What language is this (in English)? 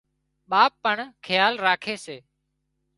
Wadiyara Koli